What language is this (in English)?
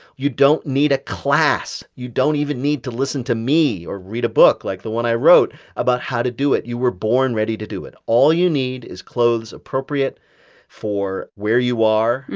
English